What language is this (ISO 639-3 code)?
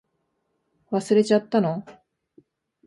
jpn